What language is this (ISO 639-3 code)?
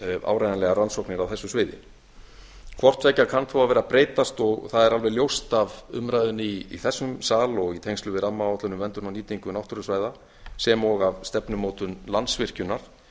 isl